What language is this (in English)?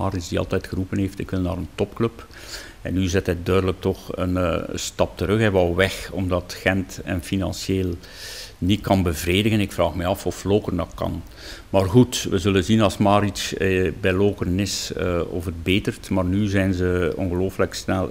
Dutch